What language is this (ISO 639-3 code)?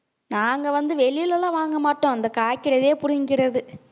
tam